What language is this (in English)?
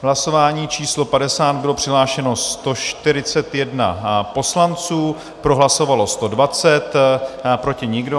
Czech